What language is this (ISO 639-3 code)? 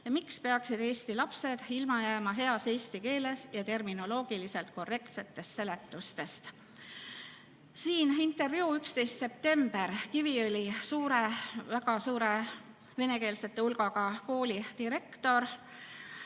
est